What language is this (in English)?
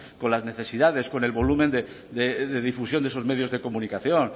Spanish